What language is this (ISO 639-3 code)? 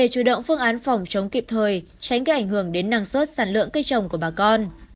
vie